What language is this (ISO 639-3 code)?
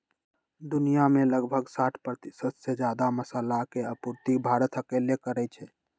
mag